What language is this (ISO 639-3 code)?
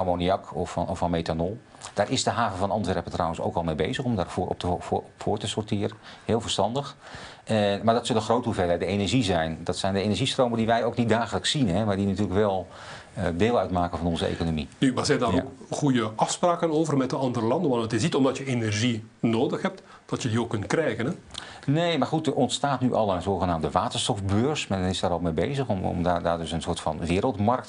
nld